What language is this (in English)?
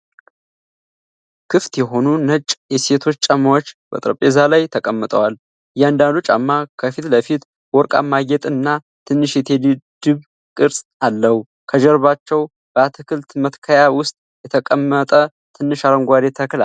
Amharic